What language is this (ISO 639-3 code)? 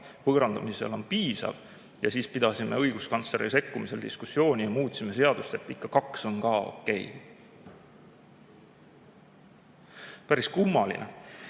est